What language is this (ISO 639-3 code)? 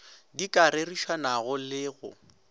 nso